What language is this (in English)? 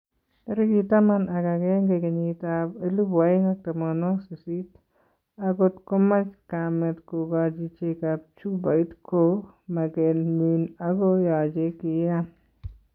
Kalenjin